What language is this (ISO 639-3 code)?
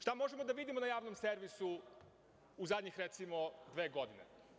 srp